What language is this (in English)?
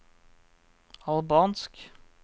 Norwegian